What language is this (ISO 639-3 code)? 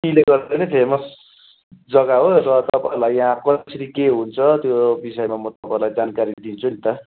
nep